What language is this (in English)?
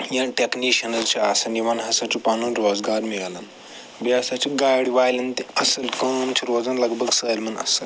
Kashmiri